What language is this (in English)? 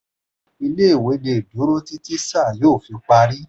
Yoruba